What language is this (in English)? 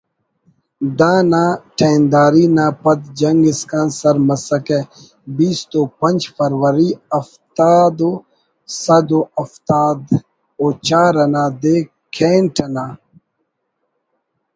Brahui